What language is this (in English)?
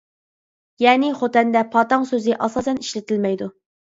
Uyghur